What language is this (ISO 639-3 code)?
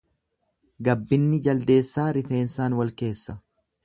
orm